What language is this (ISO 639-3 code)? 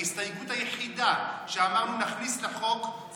heb